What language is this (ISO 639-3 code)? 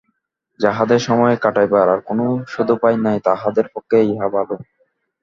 ben